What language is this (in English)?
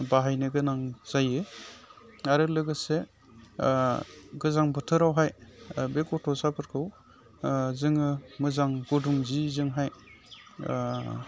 Bodo